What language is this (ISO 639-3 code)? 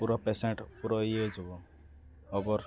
ori